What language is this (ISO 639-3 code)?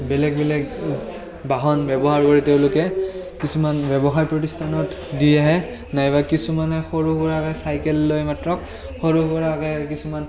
asm